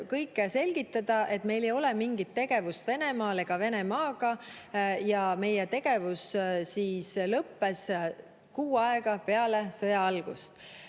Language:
Estonian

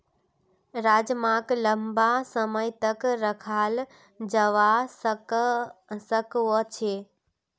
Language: Magahi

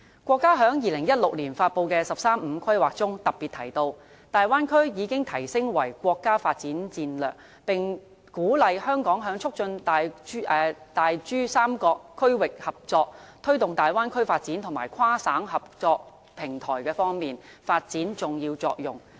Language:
Cantonese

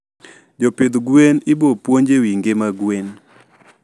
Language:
Luo (Kenya and Tanzania)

